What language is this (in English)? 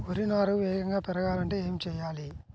Telugu